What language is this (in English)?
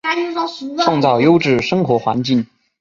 Chinese